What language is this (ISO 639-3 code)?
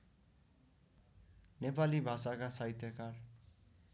nep